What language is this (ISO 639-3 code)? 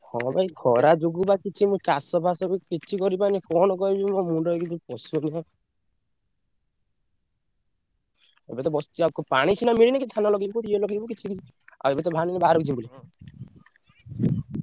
ori